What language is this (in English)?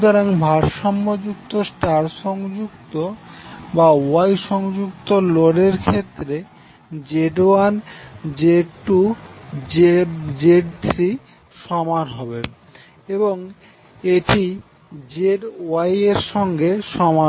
Bangla